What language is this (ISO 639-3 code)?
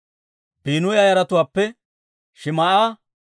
dwr